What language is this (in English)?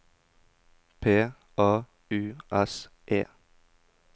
Norwegian